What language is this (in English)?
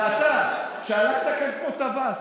Hebrew